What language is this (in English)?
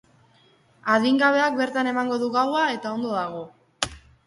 Basque